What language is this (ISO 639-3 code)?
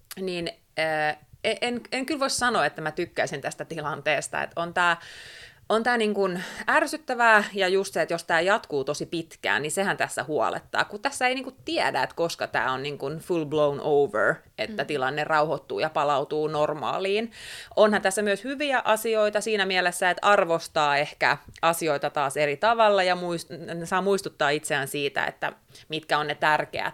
fin